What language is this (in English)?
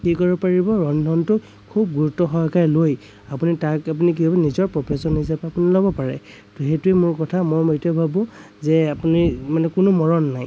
Assamese